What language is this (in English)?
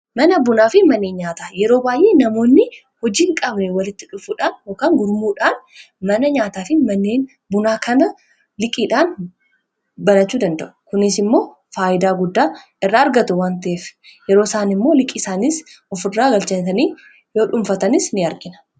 Oromo